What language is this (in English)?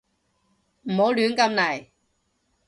Cantonese